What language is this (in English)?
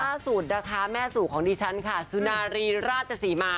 Thai